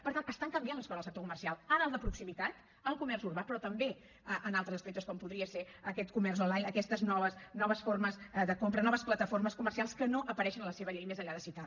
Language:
Catalan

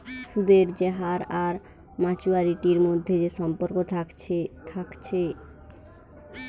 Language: Bangla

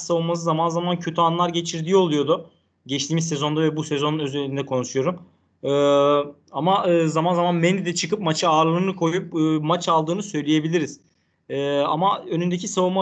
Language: Turkish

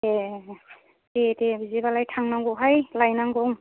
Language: Bodo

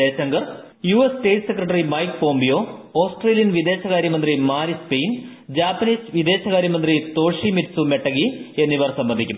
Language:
Malayalam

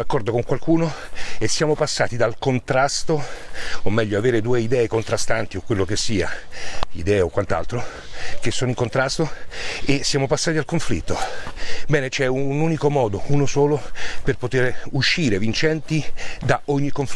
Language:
Italian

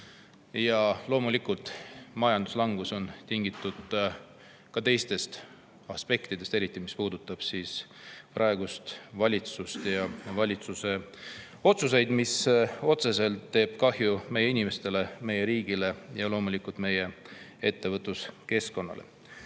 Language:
Estonian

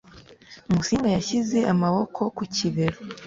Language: Kinyarwanda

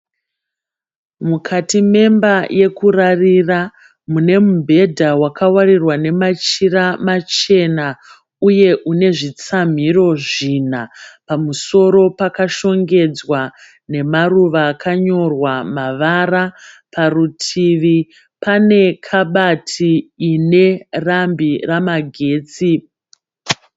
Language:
Shona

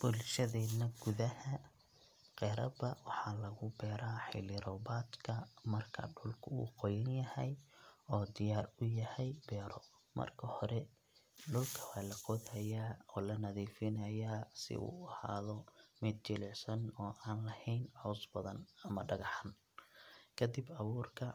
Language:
Somali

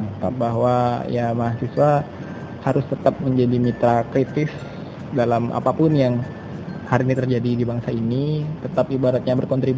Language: Indonesian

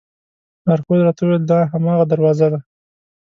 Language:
Pashto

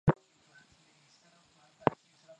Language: Swahili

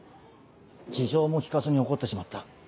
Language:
Japanese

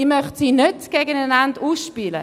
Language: Swiss German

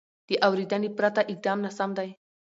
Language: Pashto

